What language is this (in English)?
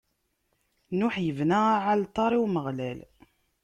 Kabyle